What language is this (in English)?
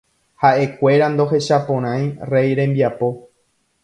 Guarani